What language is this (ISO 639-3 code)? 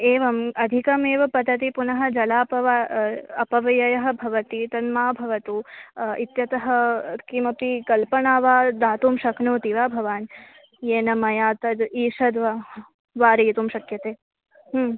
san